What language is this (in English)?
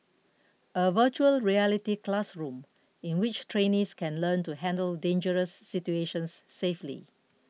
English